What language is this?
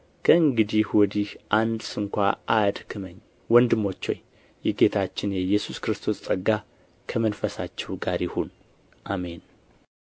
Amharic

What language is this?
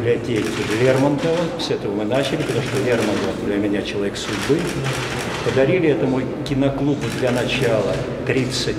Russian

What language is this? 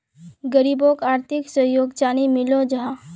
Magahi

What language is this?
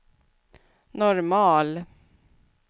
Swedish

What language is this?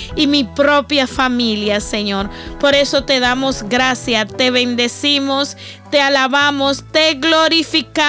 Spanish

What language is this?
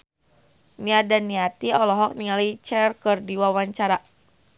Sundanese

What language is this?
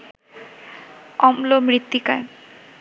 Bangla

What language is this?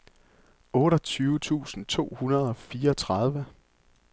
Danish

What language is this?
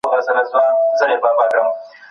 Pashto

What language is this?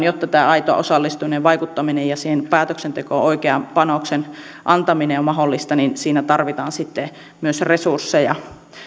Finnish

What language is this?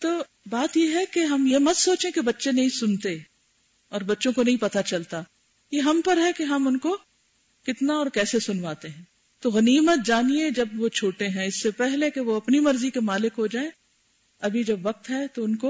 Urdu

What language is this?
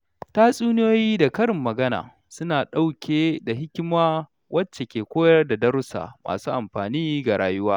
Hausa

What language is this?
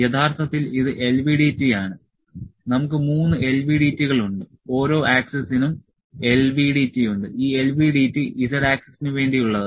Malayalam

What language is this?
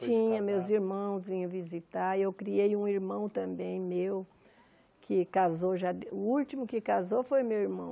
Portuguese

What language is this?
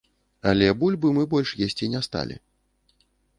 Belarusian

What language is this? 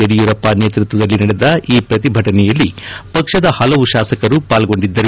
Kannada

